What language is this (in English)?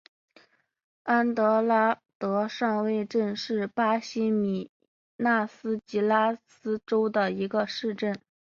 Chinese